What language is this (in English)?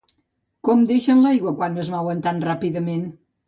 Catalan